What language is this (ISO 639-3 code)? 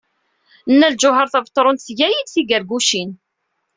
kab